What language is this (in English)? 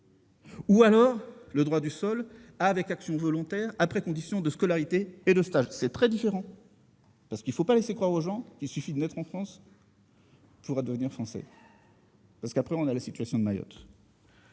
French